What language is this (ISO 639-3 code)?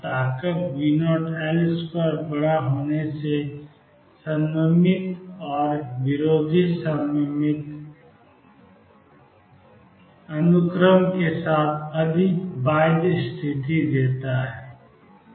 hin